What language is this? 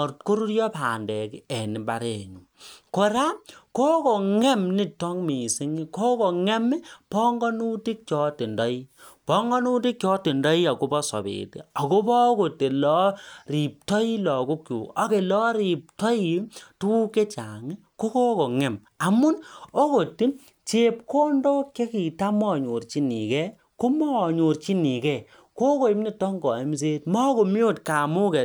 Kalenjin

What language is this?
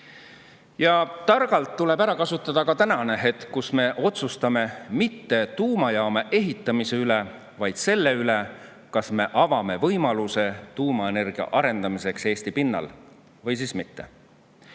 Estonian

